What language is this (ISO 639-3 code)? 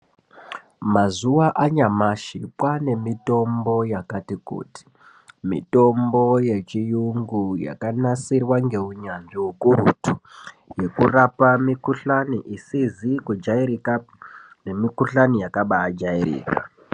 ndc